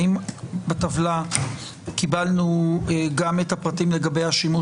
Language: Hebrew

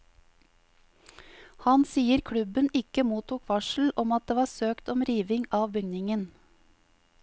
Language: Norwegian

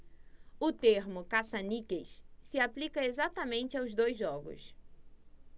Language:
Portuguese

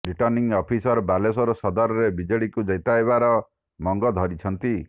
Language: Odia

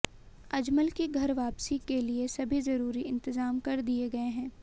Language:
Hindi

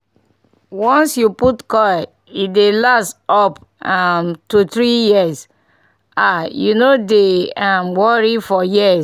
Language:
Nigerian Pidgin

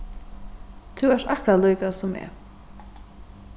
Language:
Faroese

